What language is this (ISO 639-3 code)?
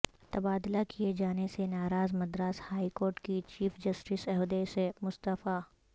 urd